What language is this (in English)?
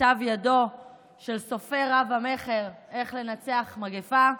Hebrew